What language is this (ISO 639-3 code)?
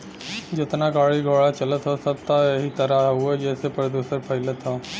bho